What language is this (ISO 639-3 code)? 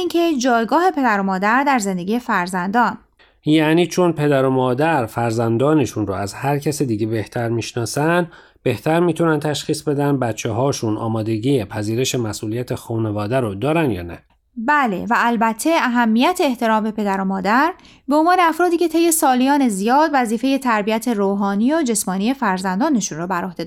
fas